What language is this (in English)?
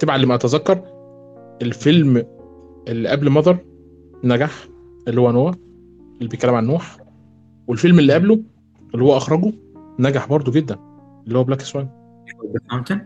Arabic